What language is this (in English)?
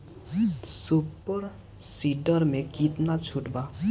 Bhojpuri